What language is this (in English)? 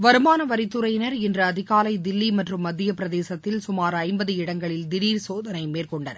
Tamil